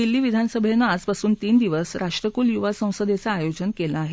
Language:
Marathi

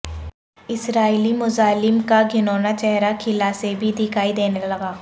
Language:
Urdu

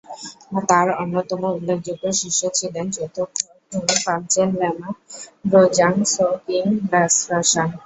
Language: Bangla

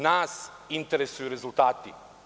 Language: Serbian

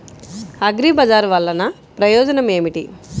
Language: Telugu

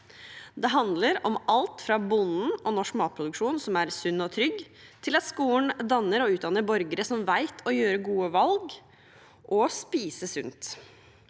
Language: Norwegian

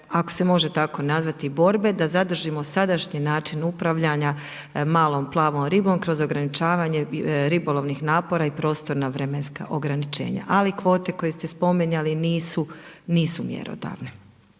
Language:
Croatian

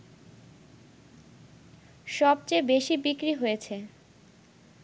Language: Bangla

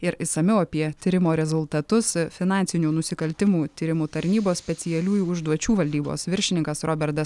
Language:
Lithuanian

